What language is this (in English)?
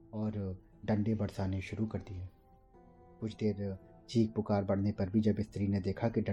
Hindi